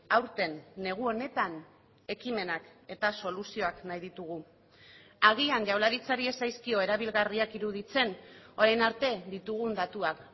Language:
Basque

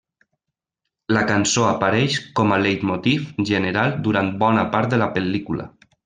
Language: Catalan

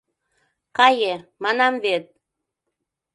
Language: Mari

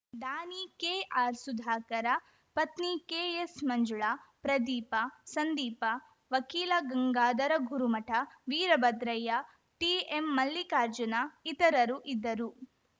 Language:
Kannada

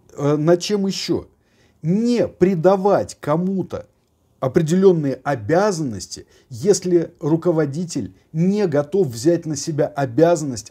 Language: Russian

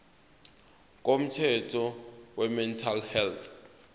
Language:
Zulu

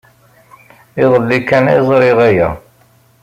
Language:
Kabyle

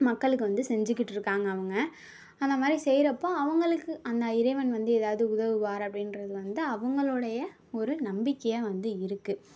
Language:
Tamil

